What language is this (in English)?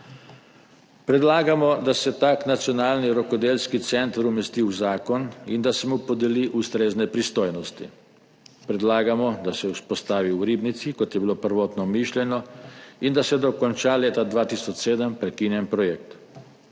Slovenian